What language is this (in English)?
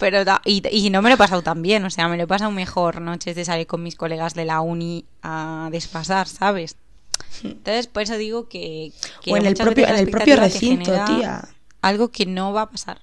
Spanish